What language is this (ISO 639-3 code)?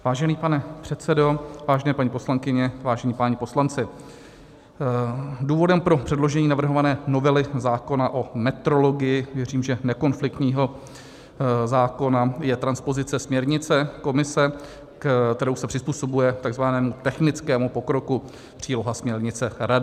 ces